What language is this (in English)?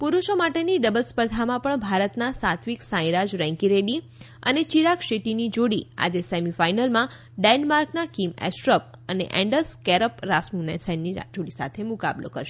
Gujarati